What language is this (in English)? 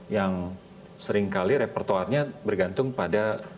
Indonesian